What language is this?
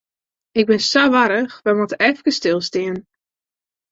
Western Frisian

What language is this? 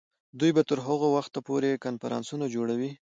Pashto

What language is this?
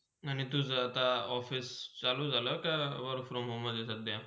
Marathi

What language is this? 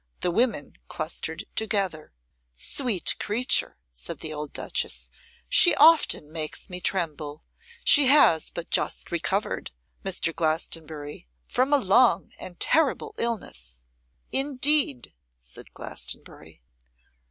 English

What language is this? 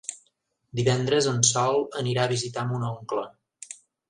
Catalan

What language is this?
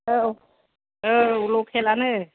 Bodo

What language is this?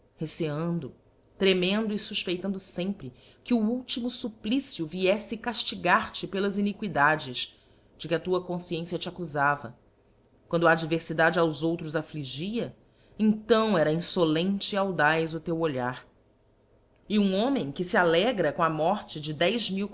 Portuguese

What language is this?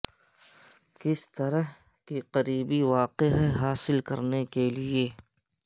Urdu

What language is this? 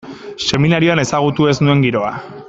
Basque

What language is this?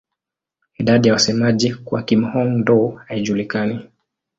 Swahili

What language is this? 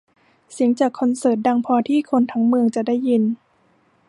Thai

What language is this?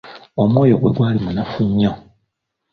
Ganda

